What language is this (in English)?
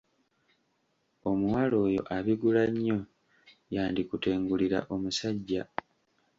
Ganda